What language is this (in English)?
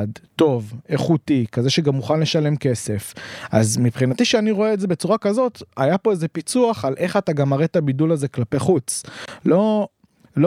Hebrew